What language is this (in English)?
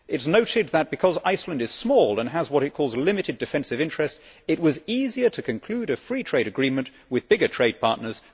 English